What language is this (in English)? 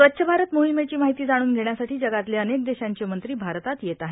Marathi